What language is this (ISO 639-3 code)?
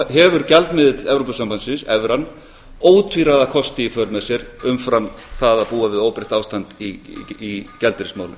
isl